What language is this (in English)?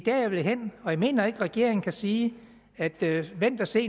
Danish